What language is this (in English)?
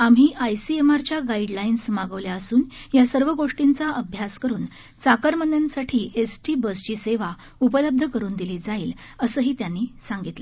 Marathi